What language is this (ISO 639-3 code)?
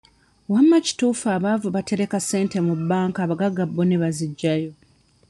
lug